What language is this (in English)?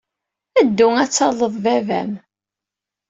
Kabyle